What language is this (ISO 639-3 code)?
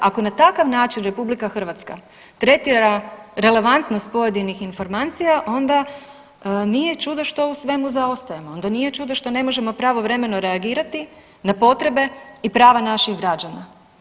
hrv